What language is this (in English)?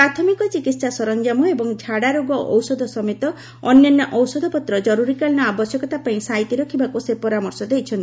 Odia